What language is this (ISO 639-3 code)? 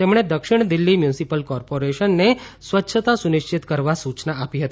guj